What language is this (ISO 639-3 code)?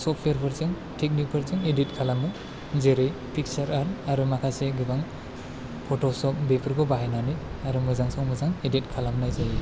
brx